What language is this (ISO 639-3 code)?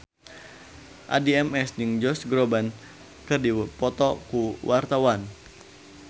sun